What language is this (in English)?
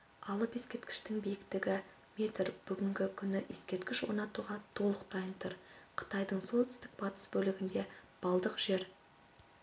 Kazakh